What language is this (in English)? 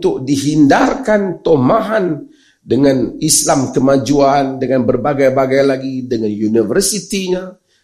Malay